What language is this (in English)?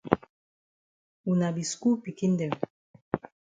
Cameroon Pidgin